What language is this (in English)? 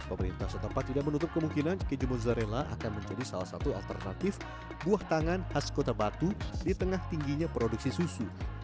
Indonesian